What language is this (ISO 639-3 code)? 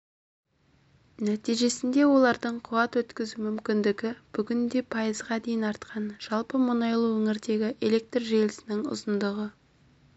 kaz